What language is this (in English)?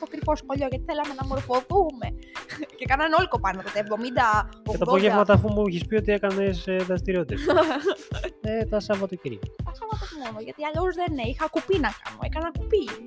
Greek